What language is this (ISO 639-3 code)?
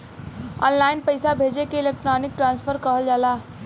bho